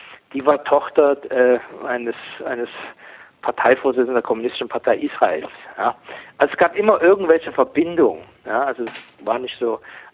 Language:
German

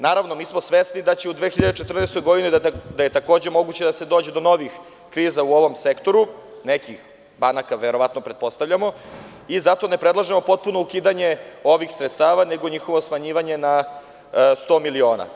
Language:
Serbian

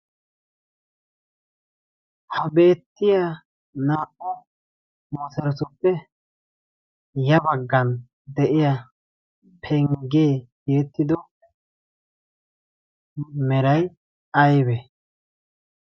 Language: Wolaytta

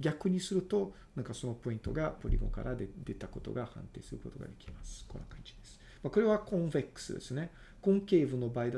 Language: Japanese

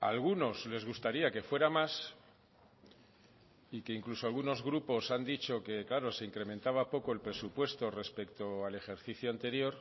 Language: Spanish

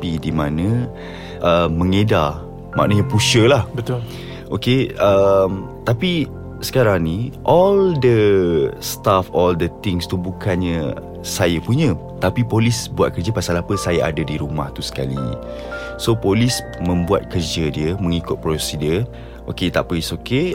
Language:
Malay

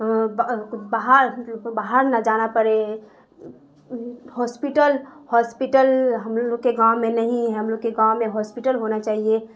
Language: Urdu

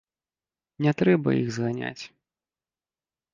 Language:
Belarusian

